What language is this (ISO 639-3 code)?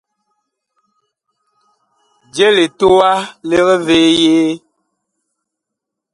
bkh